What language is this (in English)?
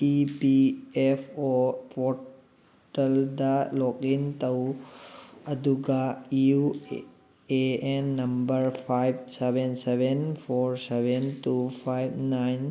Manipuri